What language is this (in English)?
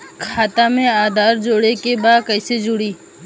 Bhojpuri